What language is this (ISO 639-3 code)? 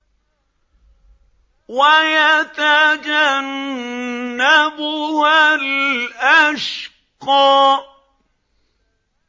ara